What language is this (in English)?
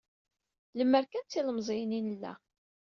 Kabyle